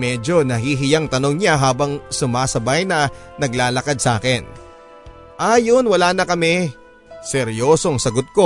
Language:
Filipino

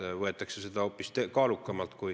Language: Estonian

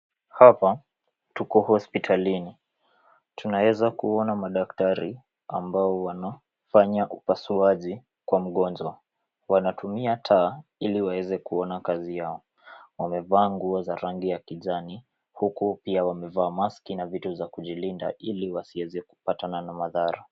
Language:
Swahili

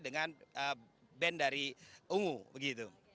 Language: Indonesian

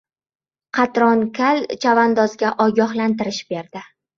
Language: Uzbek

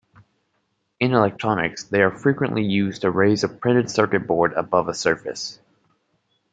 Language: English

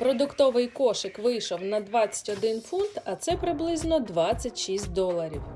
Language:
Ukrainian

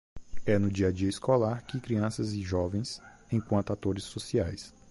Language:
Portuguese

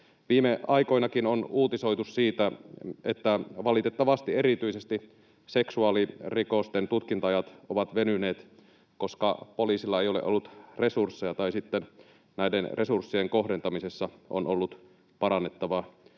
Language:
Finnish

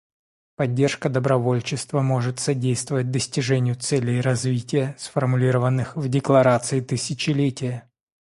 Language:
Russian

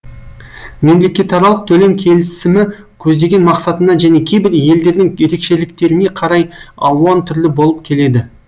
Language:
Kazakh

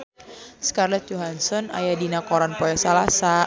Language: Sundanese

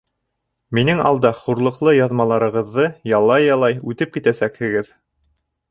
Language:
Bashkir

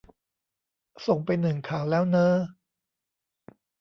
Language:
Thai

